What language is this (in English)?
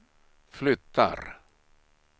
Swedish